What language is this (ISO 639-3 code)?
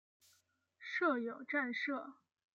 zho